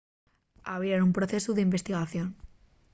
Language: Asturian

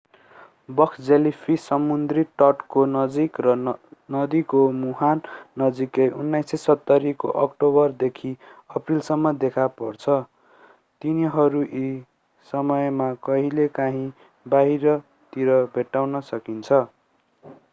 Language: Nepali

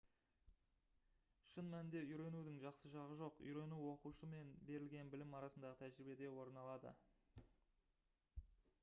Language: Kazakh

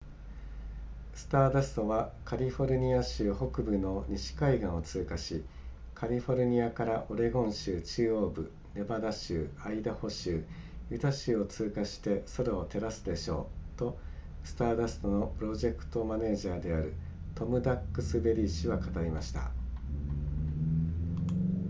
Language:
Japanese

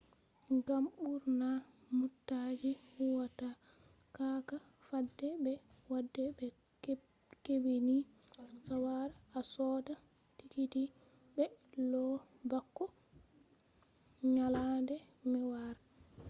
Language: Fula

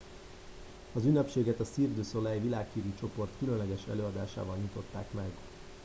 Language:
Hungarian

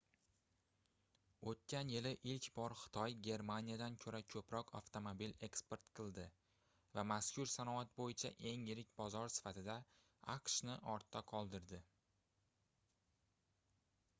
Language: Uzbek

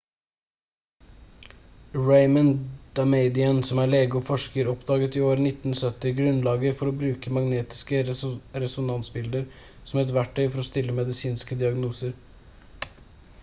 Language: Norwegian Bokmål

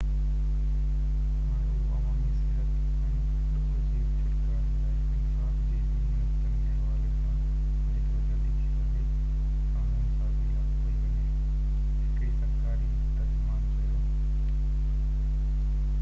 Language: Sindhi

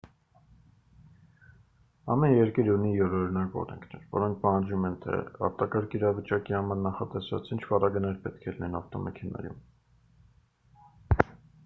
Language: Armenian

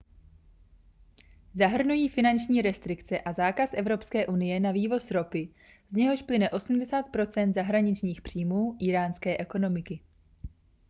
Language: Czech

